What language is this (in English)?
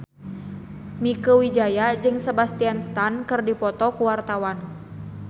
Sundanese